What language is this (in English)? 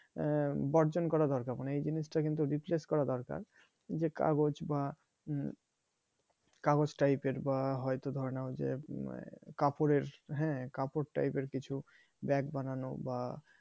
Bangla